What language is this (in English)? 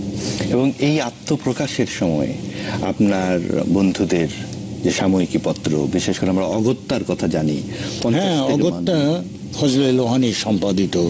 Bangla